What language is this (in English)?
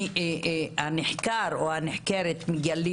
Hebrew